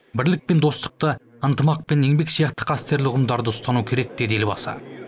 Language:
Kazakh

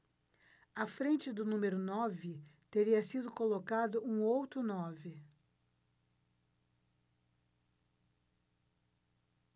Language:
Portuguese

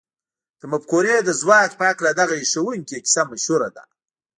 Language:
Pashto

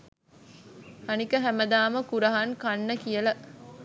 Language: Sinhala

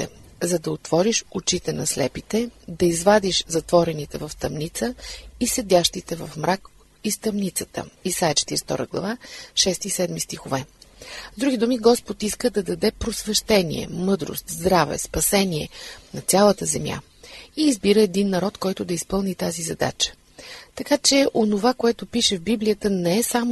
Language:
Bulgarian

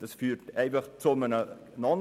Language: Swiss German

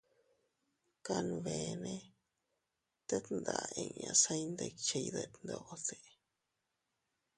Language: Teutila Cuicatec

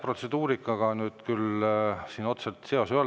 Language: Estonian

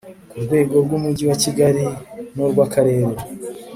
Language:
Kinyarwanda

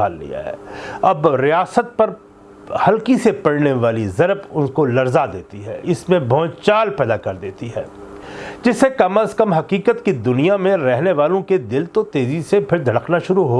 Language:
Urdu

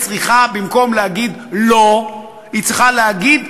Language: Hebrew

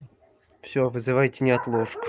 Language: Russian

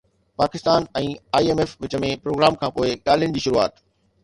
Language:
Sindhi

